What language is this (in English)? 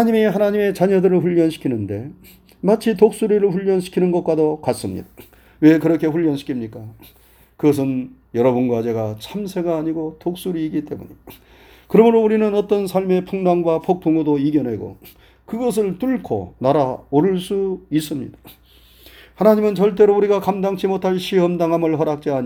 Korean